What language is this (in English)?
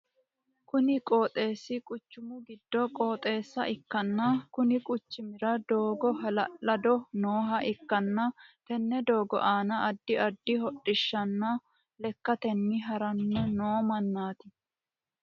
Sidamo